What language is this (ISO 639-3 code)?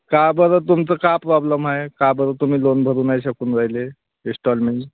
mar